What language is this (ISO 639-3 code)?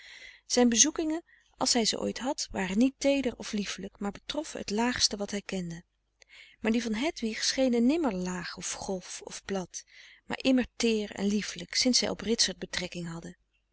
nld